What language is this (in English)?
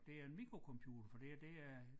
Danish